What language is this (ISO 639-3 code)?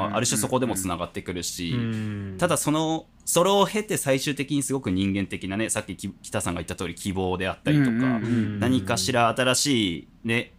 jpn